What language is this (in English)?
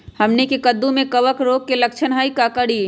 Magahi